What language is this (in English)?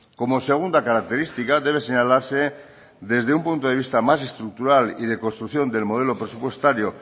Spanish